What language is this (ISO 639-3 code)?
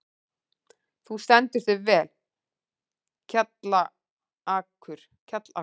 isl